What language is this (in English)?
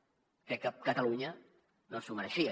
Catalan